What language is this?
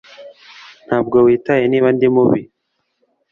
Kinyarwanda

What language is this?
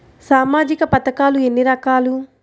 Telugu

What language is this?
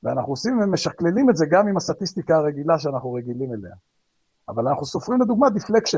Hebrew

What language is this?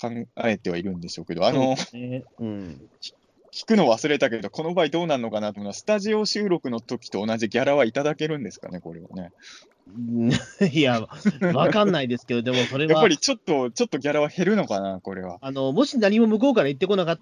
Japanese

